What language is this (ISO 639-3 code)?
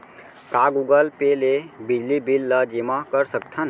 hne